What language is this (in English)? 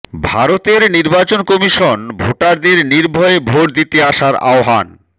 Bangla